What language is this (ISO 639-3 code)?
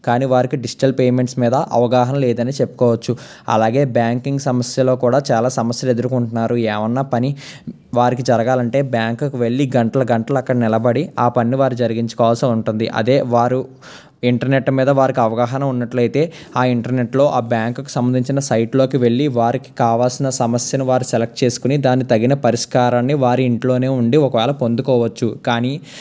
tel